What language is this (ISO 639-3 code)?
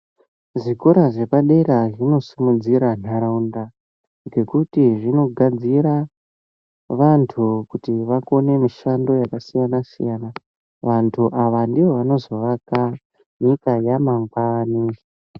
ndc